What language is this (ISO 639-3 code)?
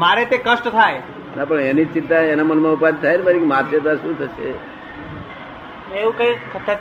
guj